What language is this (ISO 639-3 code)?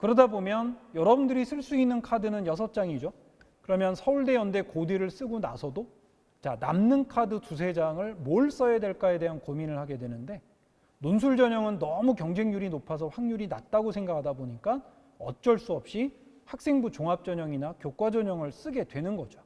kor